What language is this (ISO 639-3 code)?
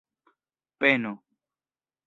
epo